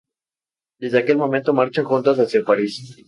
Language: Spanish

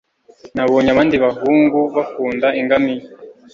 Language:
Kinyarwanda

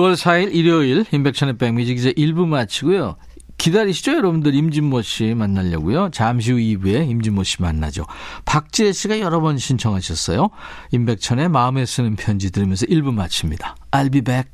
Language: Korean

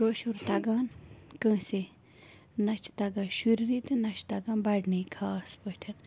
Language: Kashmiri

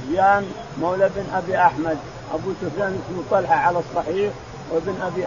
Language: Arabic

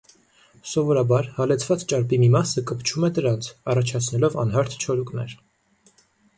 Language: Armenian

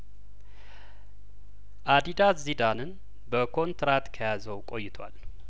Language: Amharic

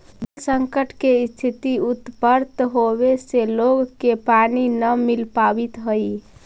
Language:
Magahi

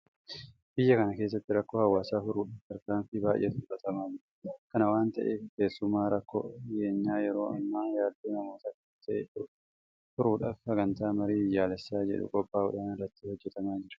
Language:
Oromo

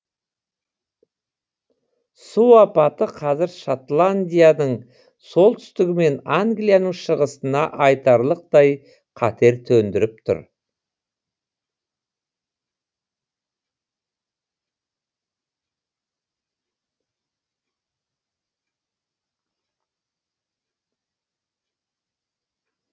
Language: Kazakh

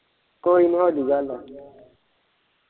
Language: Punjabi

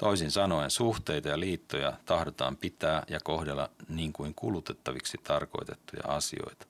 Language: Finnish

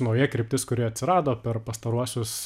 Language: Lithuanian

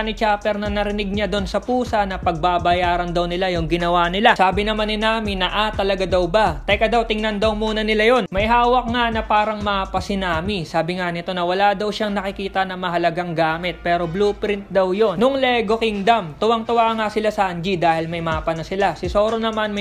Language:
Filipino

